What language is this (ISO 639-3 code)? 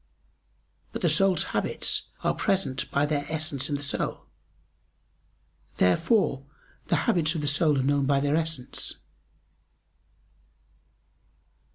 eng